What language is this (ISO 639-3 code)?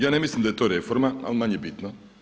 hrv